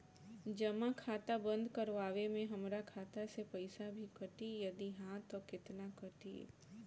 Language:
Bhojpuri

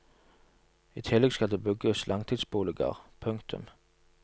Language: Norwegian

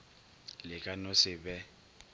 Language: Northern Sotho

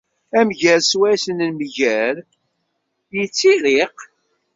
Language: Kabyle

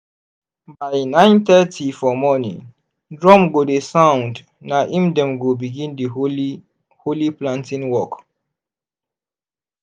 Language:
Nigerian Pidgin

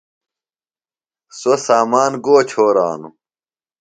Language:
Phalura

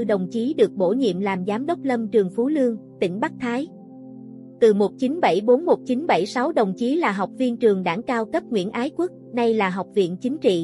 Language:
Vietnamese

